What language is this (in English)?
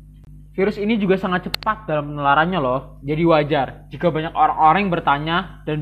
Indonesian